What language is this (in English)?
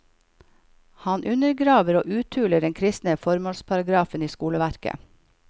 Norwegian